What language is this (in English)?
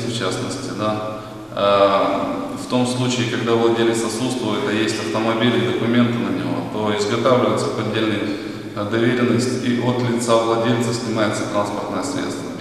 Ukrainian